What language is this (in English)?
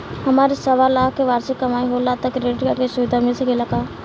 Bhojpuri